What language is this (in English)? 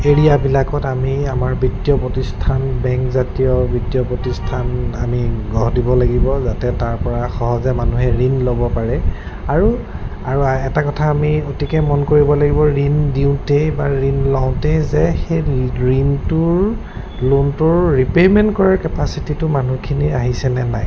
Assamese